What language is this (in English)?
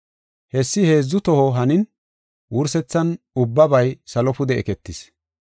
Gofa